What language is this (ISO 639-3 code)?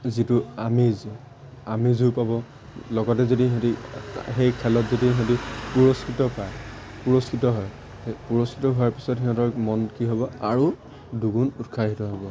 asm